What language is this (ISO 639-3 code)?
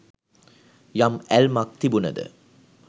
sin